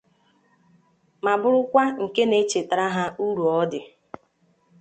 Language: Igbo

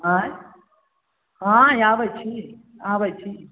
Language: Maithili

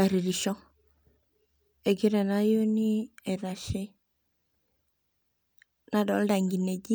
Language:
Masai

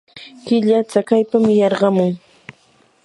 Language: Yanahuanca Pasco Quechua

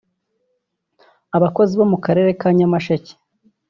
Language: Kinyarwanda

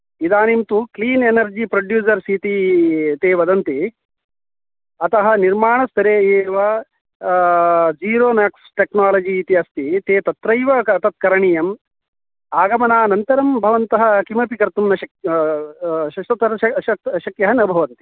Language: Sanskrit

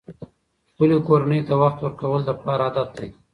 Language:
Pashto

